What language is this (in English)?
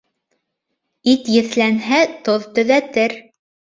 Bashkir